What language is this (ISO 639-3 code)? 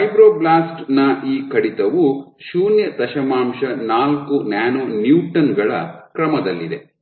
kan